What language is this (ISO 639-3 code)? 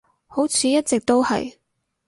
yue